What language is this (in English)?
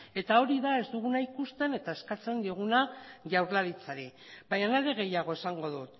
Basque